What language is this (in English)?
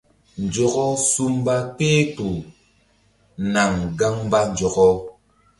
Mbum